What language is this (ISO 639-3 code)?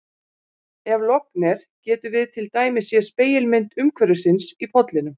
isl